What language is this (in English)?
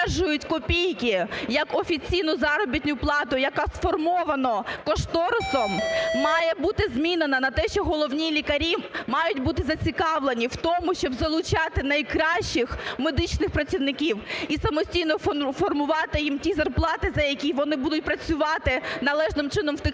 Ukrainian